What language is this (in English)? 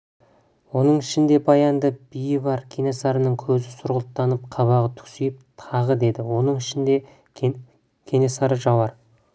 Kazakh